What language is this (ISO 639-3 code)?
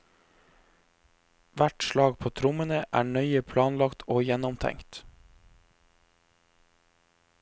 nor